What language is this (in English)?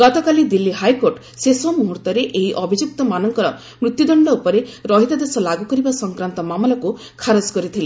Odia